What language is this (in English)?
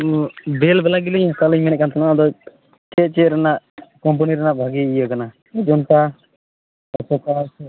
Santali